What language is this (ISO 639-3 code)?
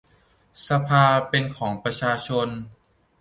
tha